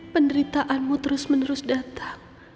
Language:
Indonesian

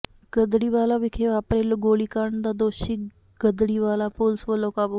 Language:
Punjabi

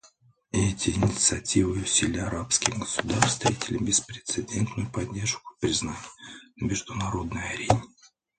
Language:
Russian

